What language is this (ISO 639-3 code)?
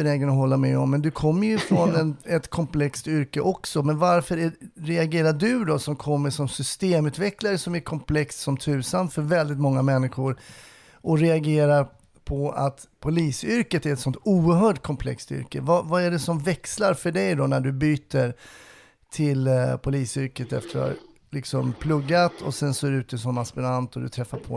swe